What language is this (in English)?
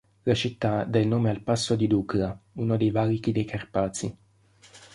Italian